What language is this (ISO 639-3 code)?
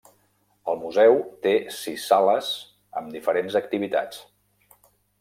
cat